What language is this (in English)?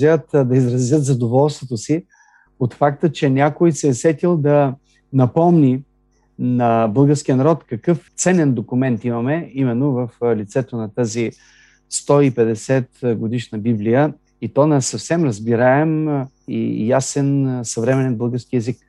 Bulgarian